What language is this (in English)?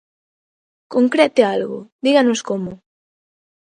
Galician